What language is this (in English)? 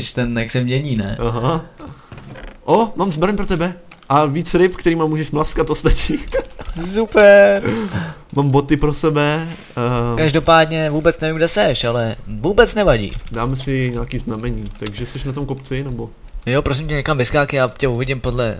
Czech